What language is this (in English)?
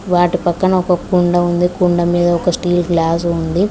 Telugu